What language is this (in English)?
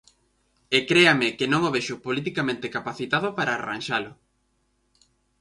Galician